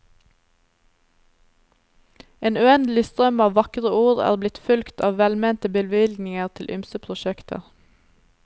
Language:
Norwegian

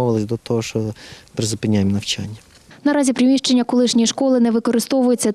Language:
Ukrainian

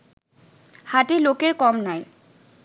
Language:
Bangla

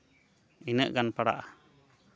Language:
Santali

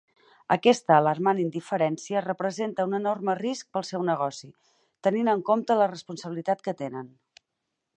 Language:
Catalan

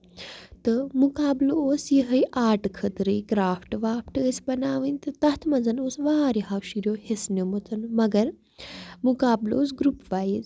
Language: Kashmiri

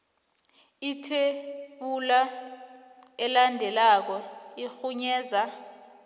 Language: South Ndebele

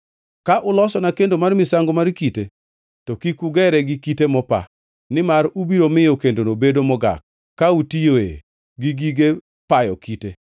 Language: Luo (Kenya and Tanzania)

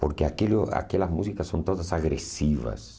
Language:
Portuguese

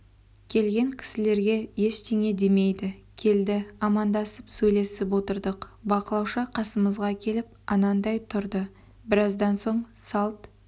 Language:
Kazakh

